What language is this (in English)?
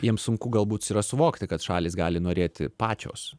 Lithuanian